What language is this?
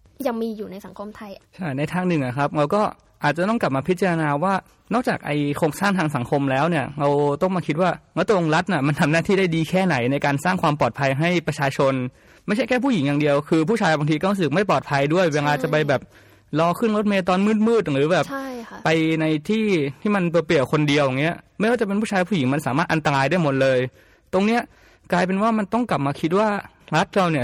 Thai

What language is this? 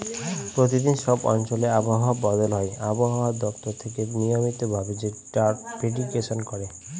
Bangla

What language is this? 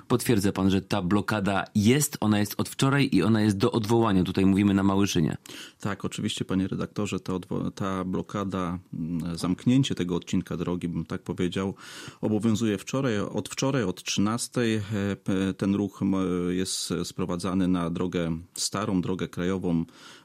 Polish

